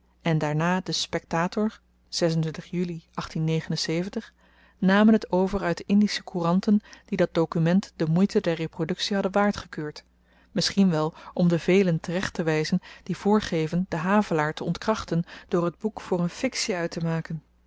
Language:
Dutch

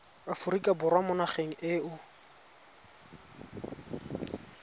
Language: Tswana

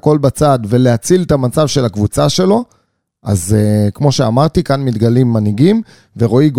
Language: Hebrew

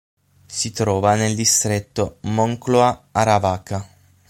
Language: Italian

